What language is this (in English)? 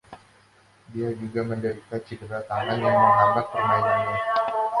Indonesian